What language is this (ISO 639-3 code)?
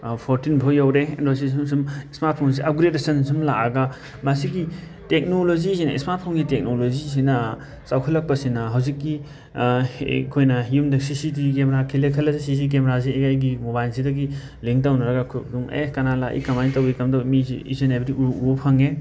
mni